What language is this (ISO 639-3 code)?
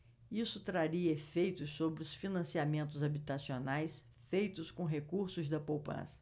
por